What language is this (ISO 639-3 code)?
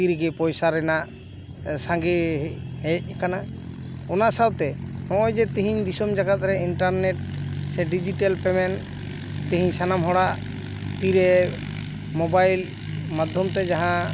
sat